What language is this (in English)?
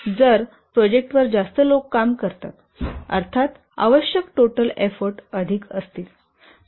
Marathi